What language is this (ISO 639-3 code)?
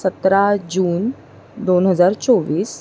mar